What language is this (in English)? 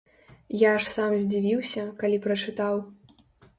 Belarusian